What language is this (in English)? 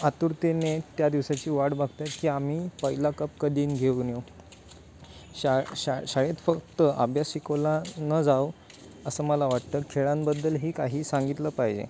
Marathi